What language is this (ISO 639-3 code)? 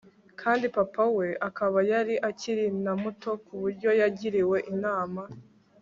kin